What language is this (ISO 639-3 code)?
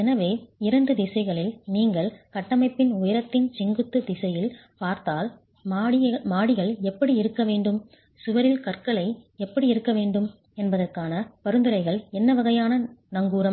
tam